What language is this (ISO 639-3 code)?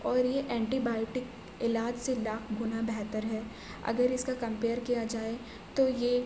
urd